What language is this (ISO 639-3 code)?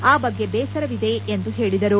kan